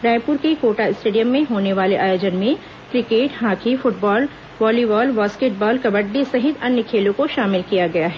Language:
Hindi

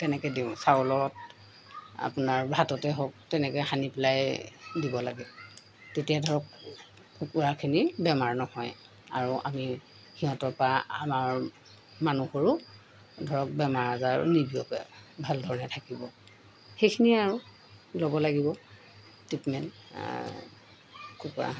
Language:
Assamese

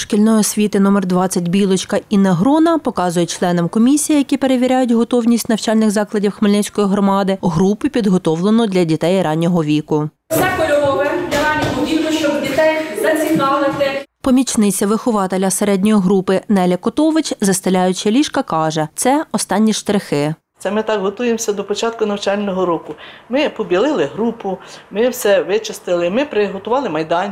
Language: Ukrainian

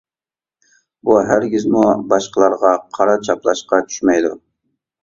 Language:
Uyghur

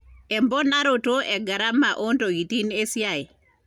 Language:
Masai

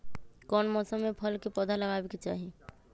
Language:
Magahi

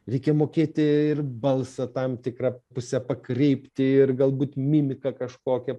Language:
Lithuanian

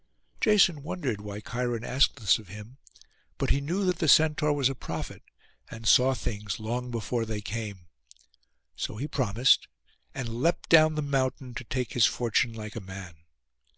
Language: English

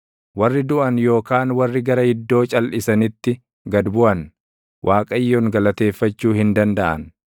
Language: Oromo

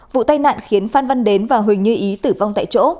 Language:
Vietnamese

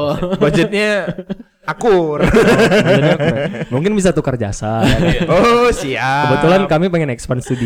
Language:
Indonesian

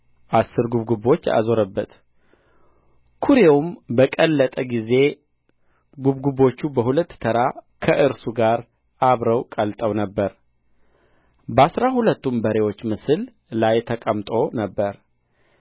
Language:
Amharic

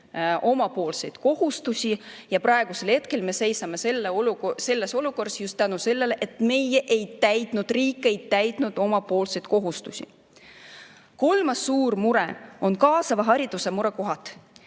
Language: Estonian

